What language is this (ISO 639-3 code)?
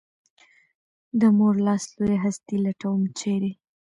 pus